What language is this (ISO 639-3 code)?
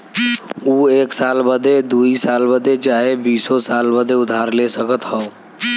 bho